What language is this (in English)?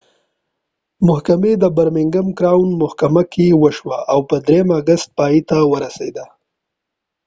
Pashto